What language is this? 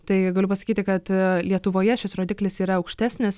Lithuanian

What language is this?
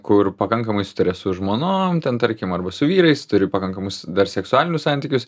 Lithuanian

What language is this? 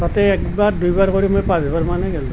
Assamese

